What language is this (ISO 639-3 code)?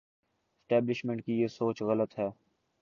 urd